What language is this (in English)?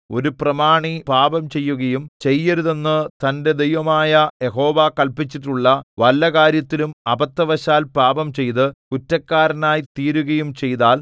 Malayalam